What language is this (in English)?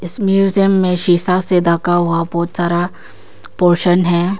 Hindi